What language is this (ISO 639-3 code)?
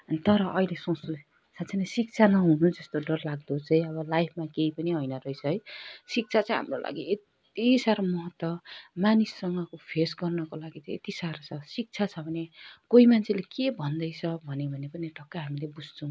nep